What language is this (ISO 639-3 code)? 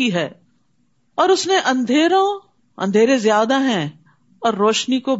urd